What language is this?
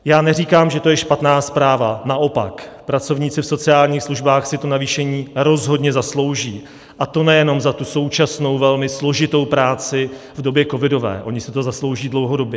Czech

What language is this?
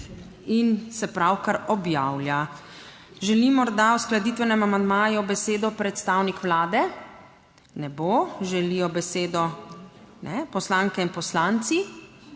Slovenian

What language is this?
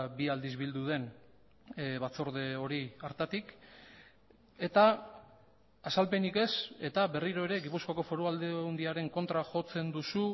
Basque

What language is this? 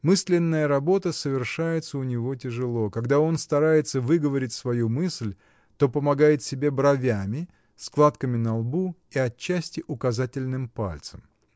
Russian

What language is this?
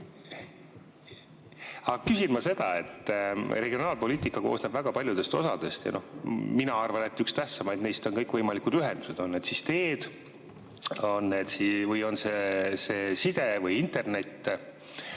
Estonian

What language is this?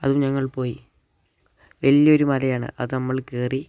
Malayalam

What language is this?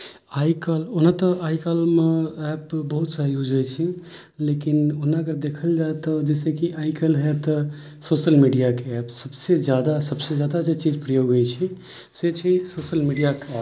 Maithili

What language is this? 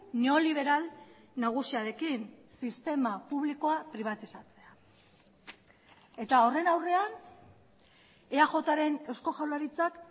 Basque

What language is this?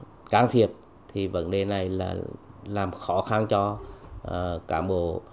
Vietnamese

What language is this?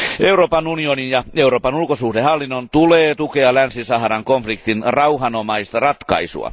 Finnish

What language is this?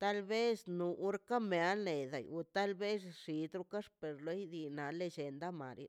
Mazaltepec Zapotec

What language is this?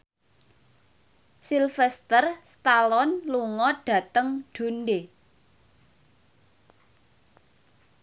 Javanese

